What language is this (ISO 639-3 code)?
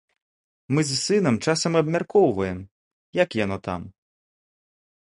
bel